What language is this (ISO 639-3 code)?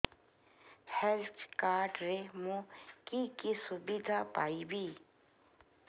ori